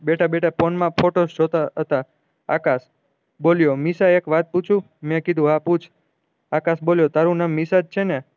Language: Gujarati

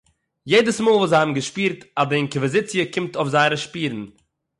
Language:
Yiddish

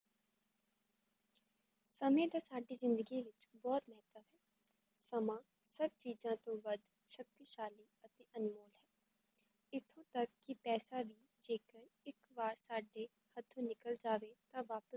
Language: Punjabi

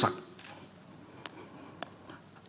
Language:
Indonesian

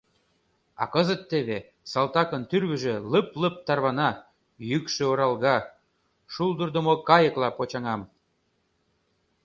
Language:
Mari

